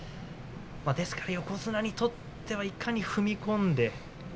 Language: Japanese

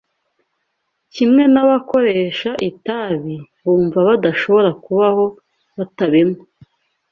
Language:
Kinyarwanda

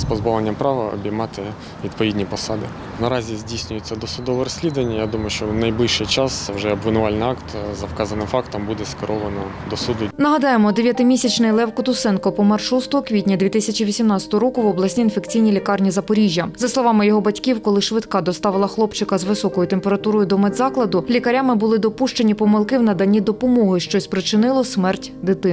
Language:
Ukrainian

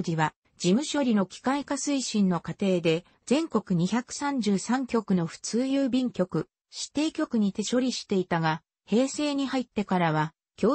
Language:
Japanese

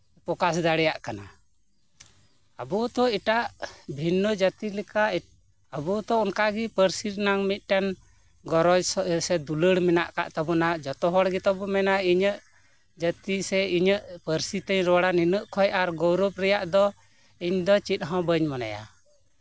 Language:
Santali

